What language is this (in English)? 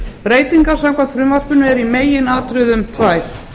Icelandic